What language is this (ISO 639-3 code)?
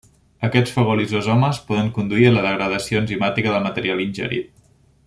cat